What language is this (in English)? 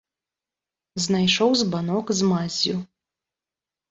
Belarusian